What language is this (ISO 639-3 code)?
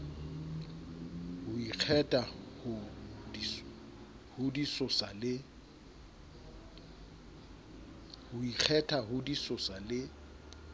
sot